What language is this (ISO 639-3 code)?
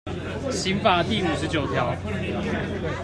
zho